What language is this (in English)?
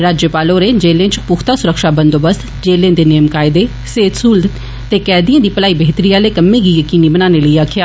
Dogri